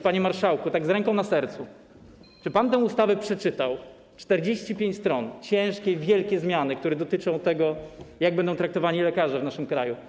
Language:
Polish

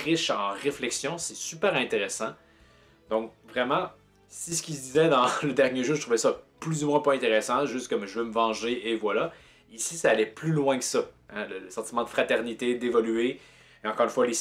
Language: French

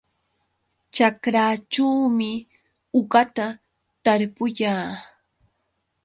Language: Yauyos Quechua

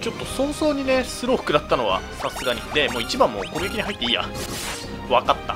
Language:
Japanese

